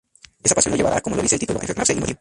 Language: Spanish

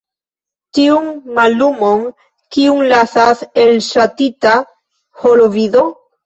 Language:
Esperanto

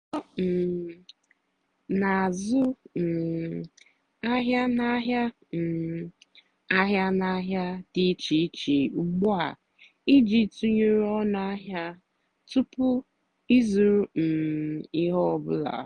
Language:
Igbo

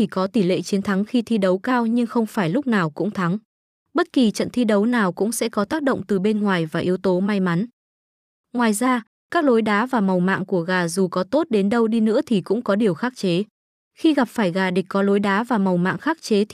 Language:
Vietnamese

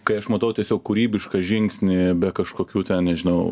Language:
Lithuanian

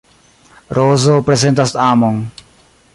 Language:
Esperanto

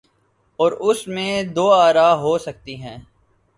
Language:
Urdu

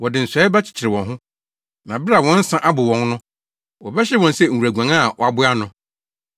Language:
Akan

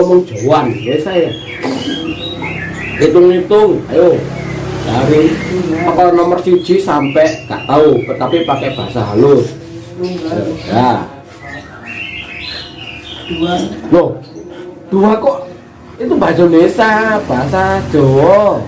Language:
Indonesian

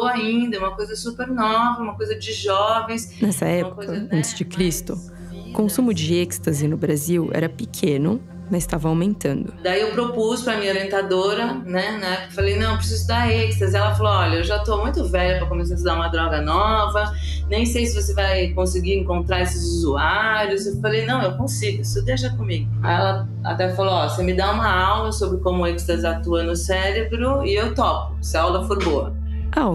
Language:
Portuguese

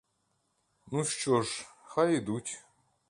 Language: Ukrainian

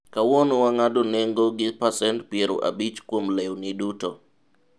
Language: Luo (Kenya and Tanzania)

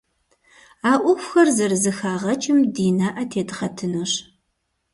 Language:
Kabardian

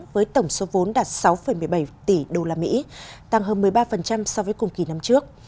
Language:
Vietnamese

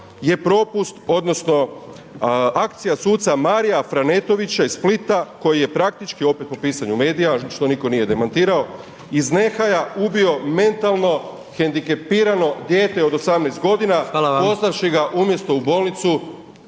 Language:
Croatian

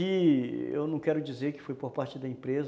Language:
Portuguese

